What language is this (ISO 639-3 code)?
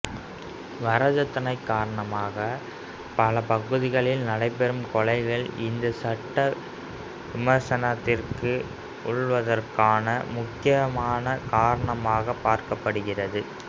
tam